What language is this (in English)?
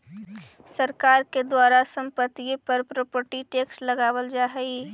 Magahi